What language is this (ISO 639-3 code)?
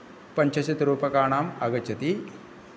san